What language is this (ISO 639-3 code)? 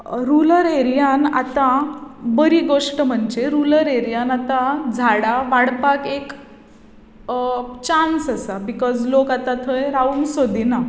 kok